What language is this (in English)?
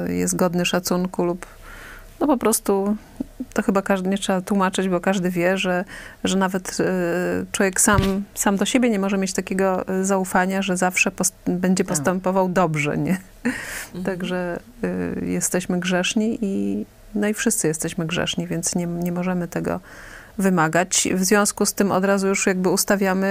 Polish